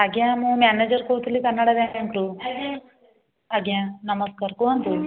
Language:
Odia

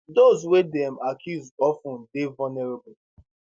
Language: Nigerian Pidgin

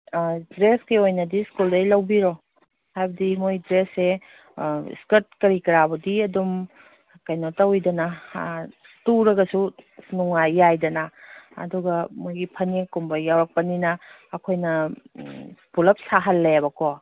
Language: Manipuri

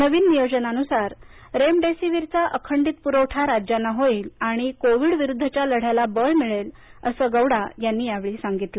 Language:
Marathi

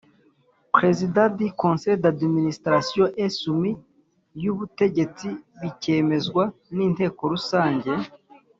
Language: Kinyarwanda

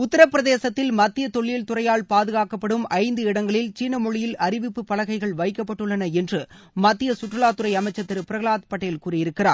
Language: Tamil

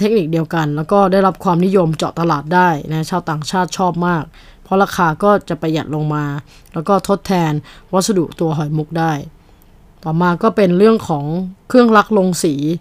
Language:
Thai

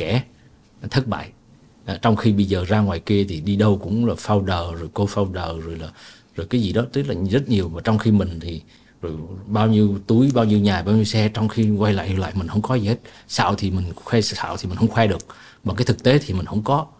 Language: Vietnamese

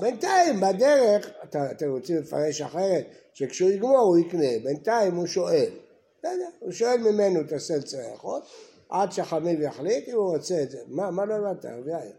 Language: Hebrew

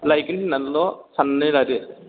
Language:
Bodo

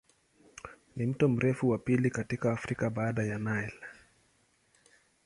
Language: Swahili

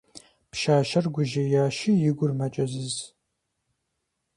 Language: Kabardian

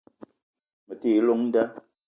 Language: Eton (Cameroon)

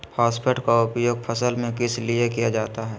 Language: Magahi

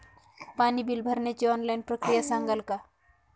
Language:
Marathi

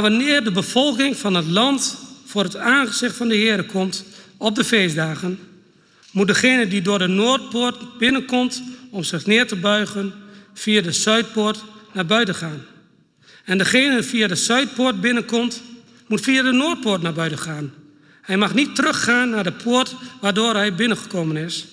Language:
Dutch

